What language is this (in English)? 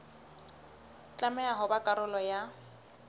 Southern Sotho